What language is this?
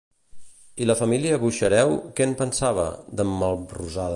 Catalan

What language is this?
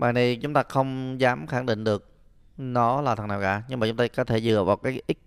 Vietnamese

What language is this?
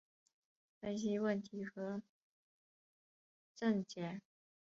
Chinese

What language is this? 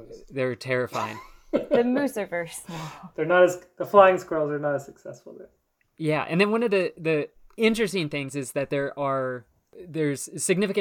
English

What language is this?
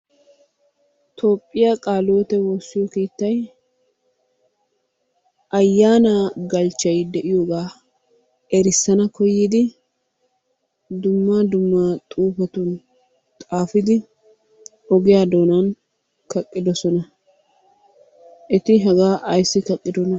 Wolaytta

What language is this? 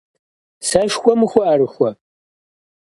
Kabardian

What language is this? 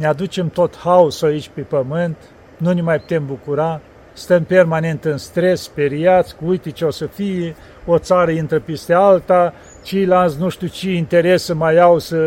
Romanian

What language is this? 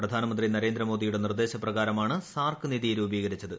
Malayalam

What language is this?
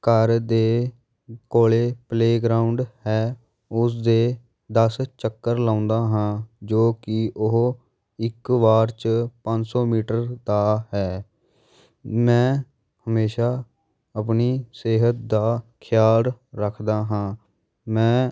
Punjabi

